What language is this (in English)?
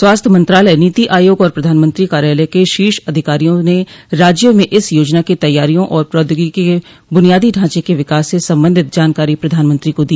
Hindi